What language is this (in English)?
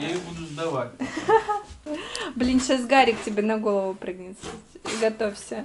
Russian